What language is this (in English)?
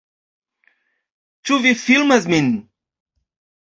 Esperanto